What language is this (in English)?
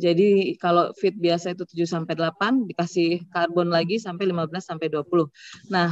Indonesian